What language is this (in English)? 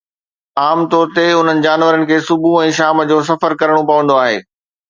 Sindhi